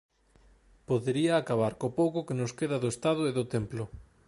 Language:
Galician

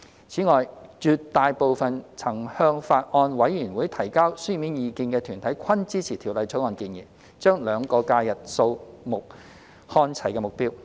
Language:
Cantonese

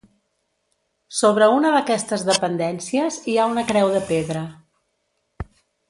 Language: Catalan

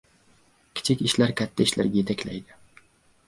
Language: Uzbek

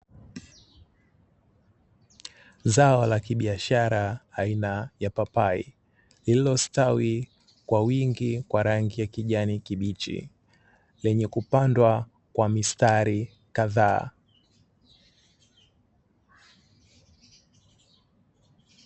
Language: Swahili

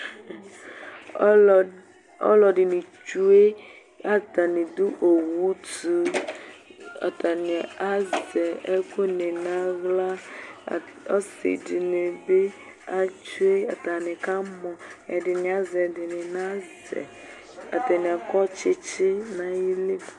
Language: Ikposo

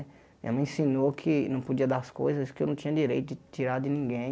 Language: Portuguese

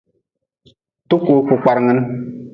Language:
Nawdm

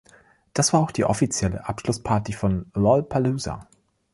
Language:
German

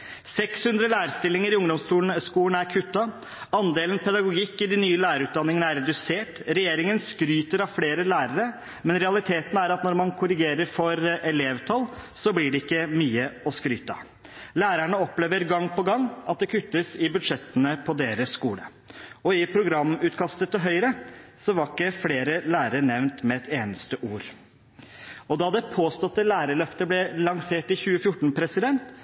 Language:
Norwegian Bokmål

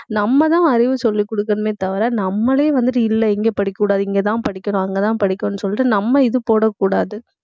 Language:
Tamil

